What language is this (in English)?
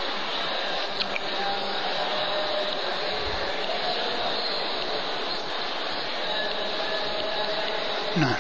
Arabic